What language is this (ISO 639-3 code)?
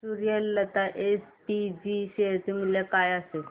mar